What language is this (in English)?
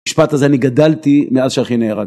Hebrew